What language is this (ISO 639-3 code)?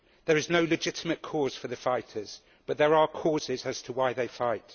eng